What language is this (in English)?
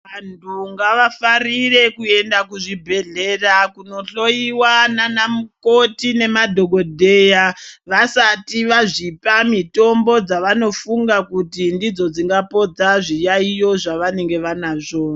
Ndau